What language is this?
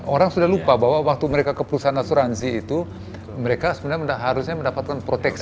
Indonesian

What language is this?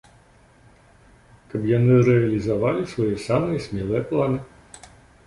Belarusian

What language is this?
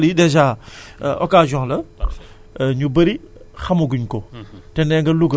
Wolof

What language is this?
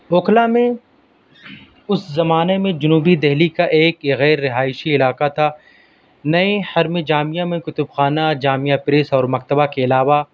Urdu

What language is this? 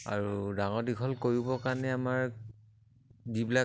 Assamese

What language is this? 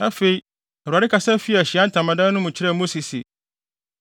Akan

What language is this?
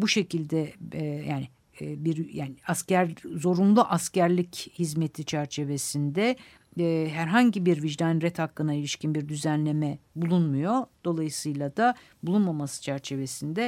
Turkish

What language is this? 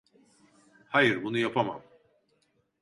Turkish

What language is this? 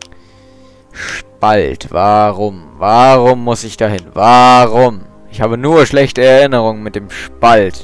German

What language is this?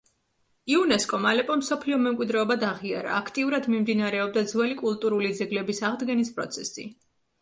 Georgian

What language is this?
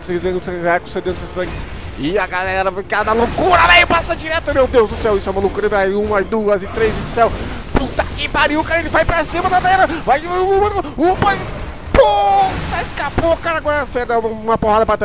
Portuguese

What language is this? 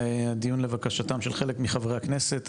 Hebrew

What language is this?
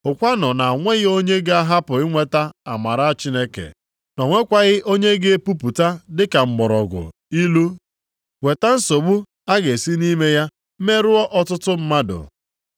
Igbo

